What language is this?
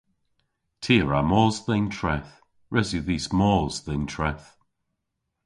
Cornish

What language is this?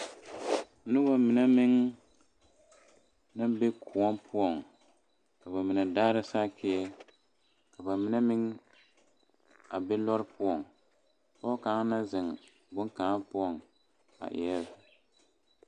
Southern Dagaare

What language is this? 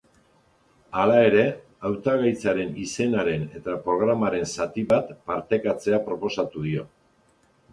Basque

